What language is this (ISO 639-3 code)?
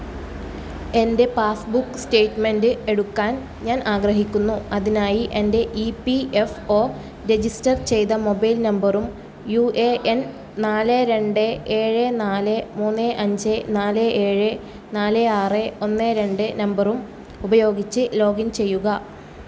mal